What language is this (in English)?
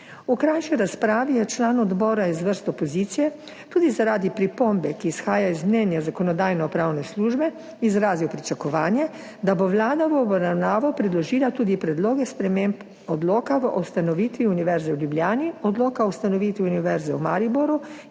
Slovenian